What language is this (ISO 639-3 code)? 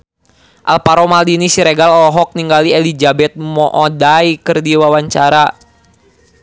sun